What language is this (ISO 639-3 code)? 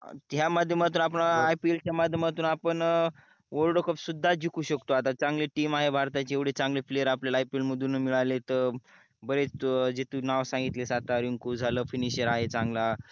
mar